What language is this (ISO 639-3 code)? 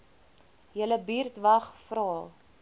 afr